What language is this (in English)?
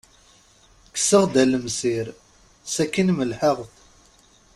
Kabyle